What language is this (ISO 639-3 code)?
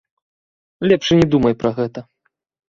bel